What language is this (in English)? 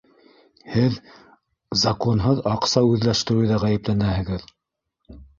Bashkir